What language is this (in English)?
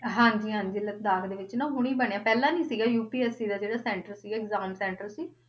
Punjabi